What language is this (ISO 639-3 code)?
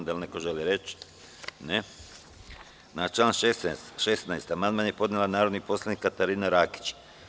srp